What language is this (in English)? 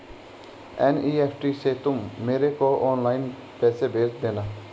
Hindi